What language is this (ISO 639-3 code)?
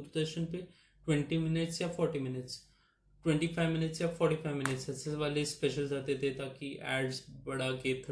hin